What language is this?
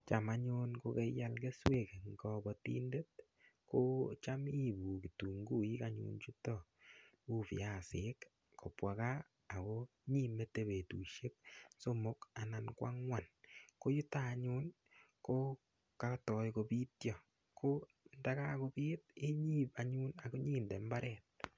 Kalenjin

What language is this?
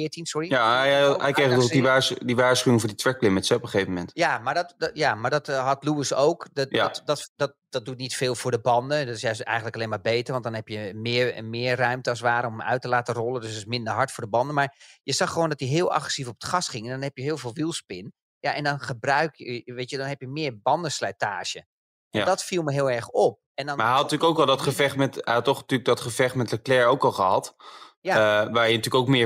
Dutch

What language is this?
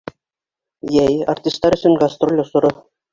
Bashkir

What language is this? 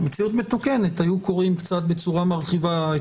Hebrew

